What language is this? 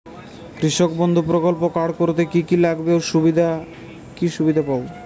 Bangla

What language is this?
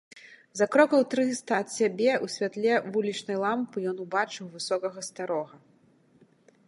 Belarusian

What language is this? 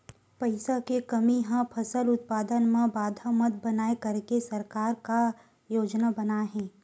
Chhattisgarhi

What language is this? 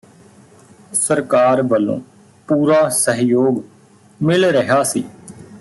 Punjabi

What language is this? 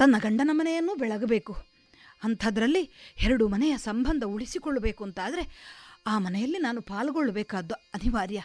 Kannada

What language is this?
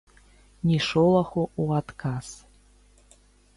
Belarusian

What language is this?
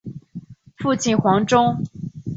Chinese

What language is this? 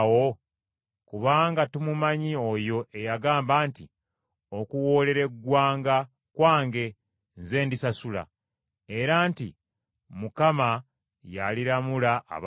Ganda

